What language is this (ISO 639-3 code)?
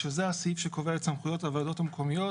heb